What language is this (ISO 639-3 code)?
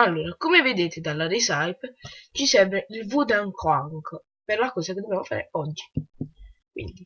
ita